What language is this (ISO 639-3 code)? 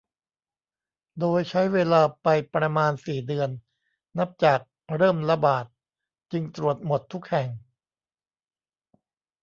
tha